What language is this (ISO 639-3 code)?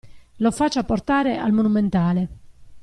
ita